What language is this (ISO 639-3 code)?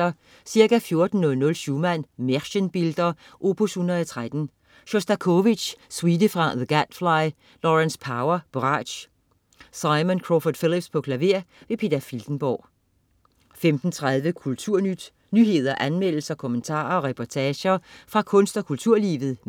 dan